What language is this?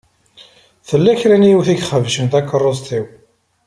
Kabyle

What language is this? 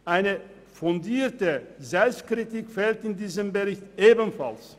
Swiss German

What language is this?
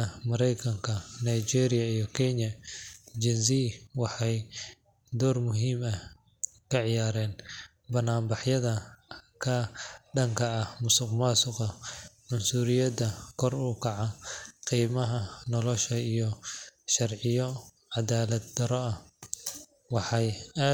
Somali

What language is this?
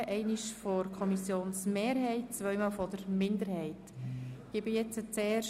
Swiss German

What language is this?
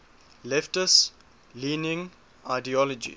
English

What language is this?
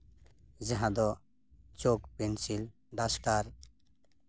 Santali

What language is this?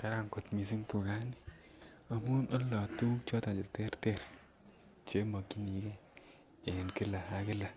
Kalenjin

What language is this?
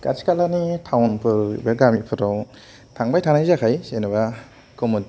Bodo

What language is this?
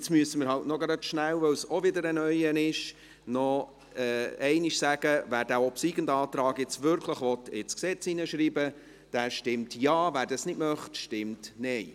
Swiss German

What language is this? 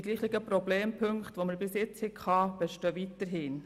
Swiss German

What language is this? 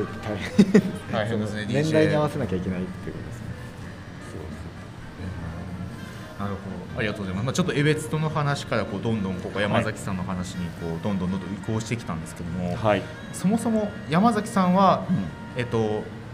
Japanese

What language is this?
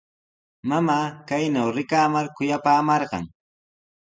Sihuas Ancash Quechua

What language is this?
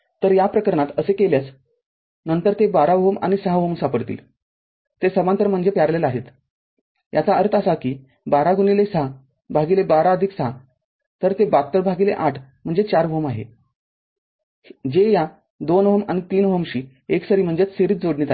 Marathi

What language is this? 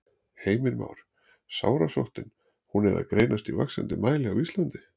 Icelandic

